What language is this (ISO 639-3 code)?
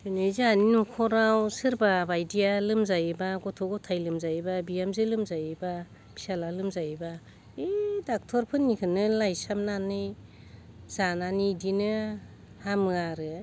brx